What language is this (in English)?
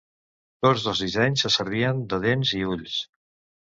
Catalan